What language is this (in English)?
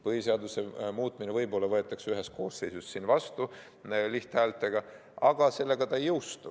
Estonian